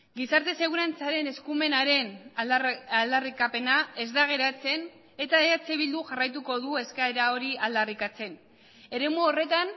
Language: Basque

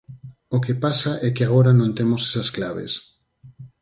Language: Galician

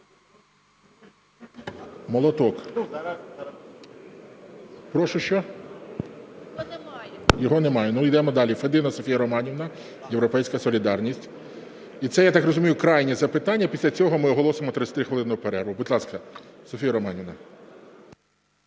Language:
Ukrainian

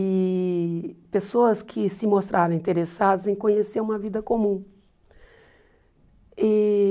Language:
Portuguese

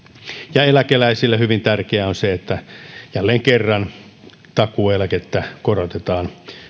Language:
Finnish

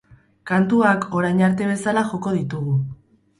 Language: Basque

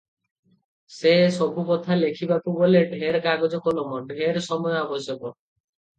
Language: Odia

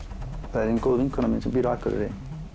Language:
Icelandic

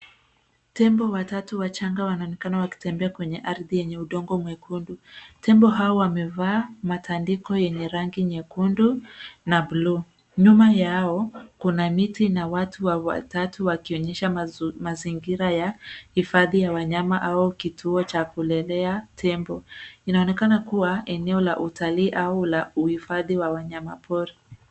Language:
Swahili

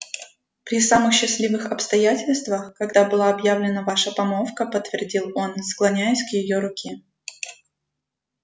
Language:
Russian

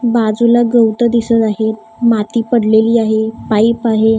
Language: Marathi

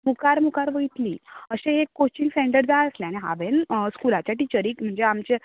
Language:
Konkani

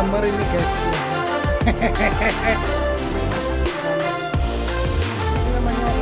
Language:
Indonesian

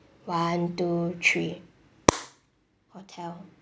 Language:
English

